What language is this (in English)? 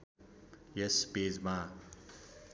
Nepali